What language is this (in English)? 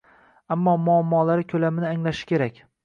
Uzbek